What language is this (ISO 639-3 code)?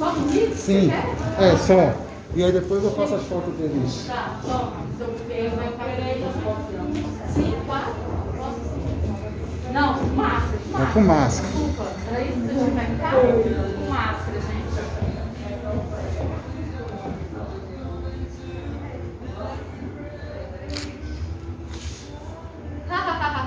por